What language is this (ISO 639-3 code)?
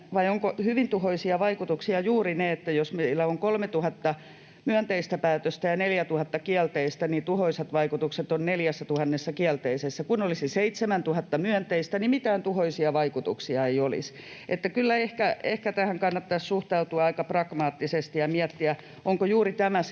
fin